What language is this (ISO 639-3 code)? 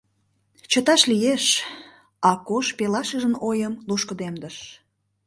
chm